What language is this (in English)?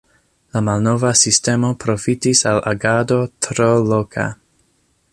Esperanto